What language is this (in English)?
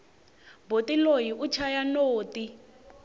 Tsonga